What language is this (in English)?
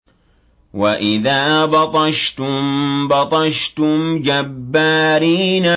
Arabic